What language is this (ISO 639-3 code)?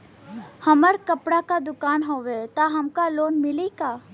bho